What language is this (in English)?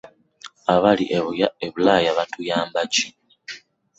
Ganda